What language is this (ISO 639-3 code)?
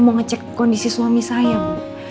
ind